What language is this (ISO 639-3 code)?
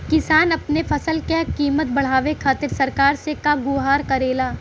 bho